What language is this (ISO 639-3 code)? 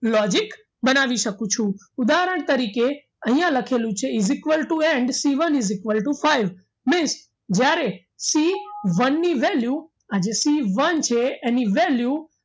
guj